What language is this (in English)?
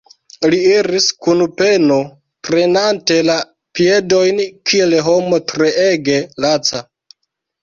Esperanto